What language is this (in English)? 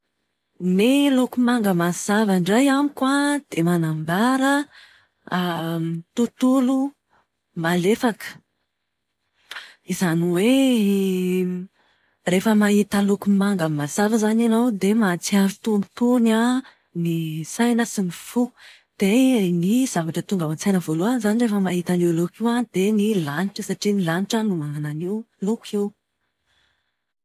Malagasy